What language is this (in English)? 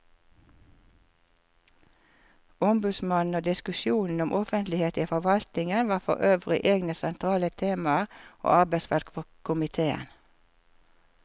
Norwegian